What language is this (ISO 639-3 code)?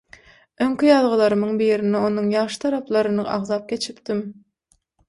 tuk